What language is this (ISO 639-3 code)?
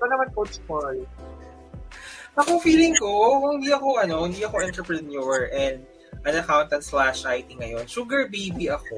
fil